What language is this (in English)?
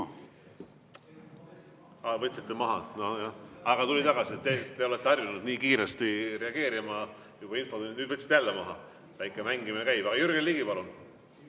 Estonian